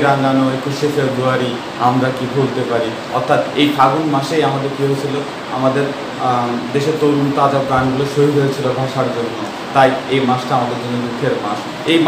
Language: Romanian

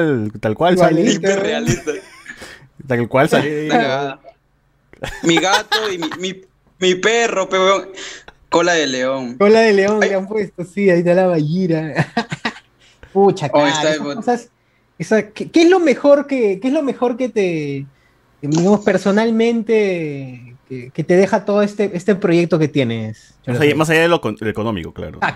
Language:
Spanish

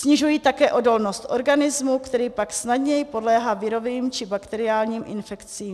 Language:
Czech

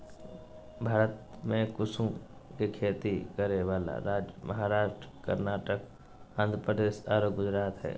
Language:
Magahi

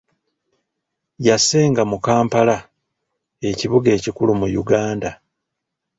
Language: Ganda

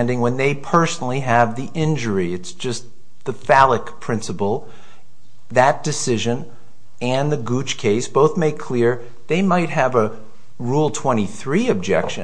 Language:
English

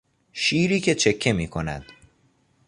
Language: Persian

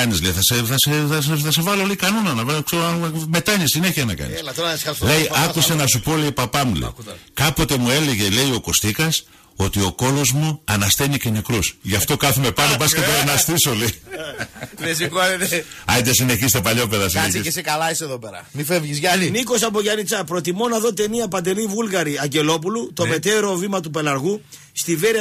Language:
Greek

